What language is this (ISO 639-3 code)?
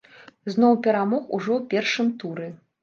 bel